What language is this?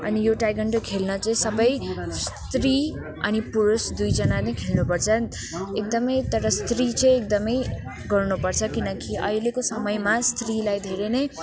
Nepali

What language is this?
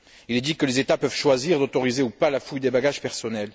French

